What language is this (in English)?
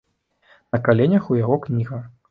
Belarusian